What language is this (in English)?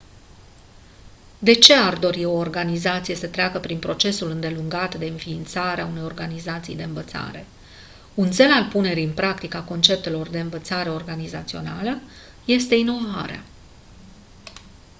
Romanian